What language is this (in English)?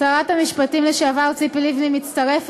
Hebrew